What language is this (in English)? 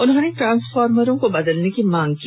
Hindi